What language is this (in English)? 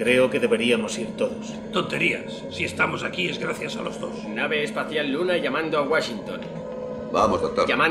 Spanish